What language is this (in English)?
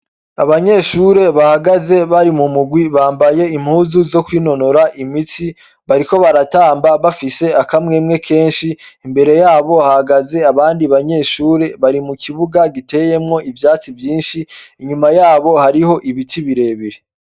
Rundi